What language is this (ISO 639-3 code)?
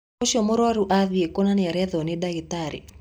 kik